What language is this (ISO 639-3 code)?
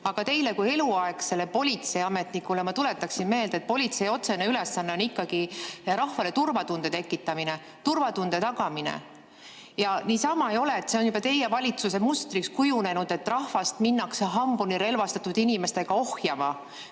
est